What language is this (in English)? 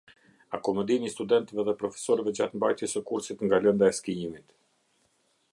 Albanian